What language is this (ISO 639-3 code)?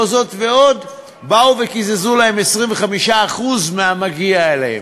heb